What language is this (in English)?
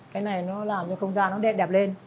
Vietnamese